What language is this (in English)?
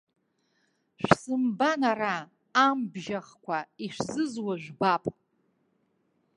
Abkhazian